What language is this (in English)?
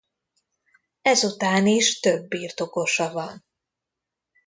Hungarian